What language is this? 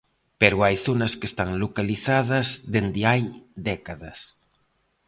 Galician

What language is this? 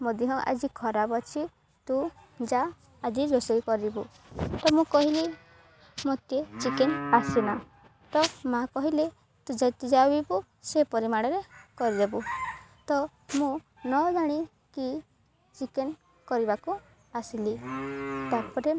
Odia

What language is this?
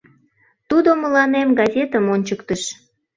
Mari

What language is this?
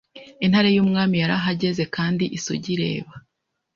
Kinyarwanda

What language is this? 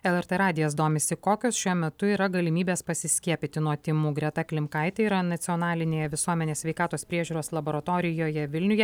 Lithuanian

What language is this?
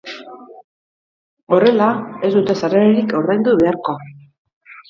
Basque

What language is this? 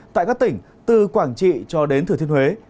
Vietnamese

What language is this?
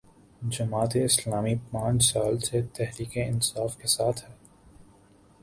Urdu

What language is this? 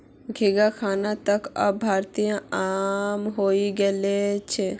Magahi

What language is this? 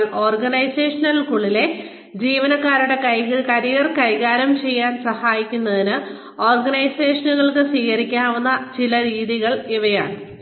Malayalam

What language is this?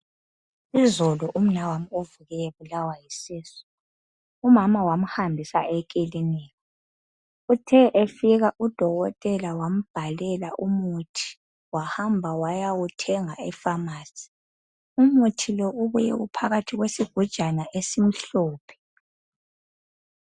North Ndebele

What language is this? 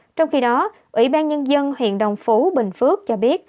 Vietnamese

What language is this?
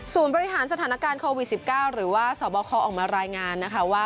Thai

